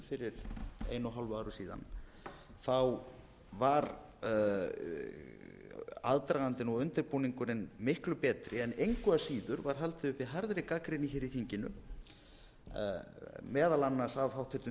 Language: Icelandic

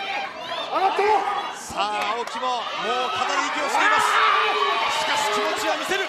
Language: Japanese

